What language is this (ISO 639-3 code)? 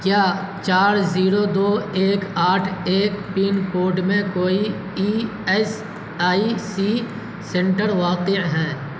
urd